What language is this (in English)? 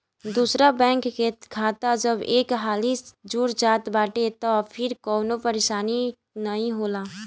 Bhojpuri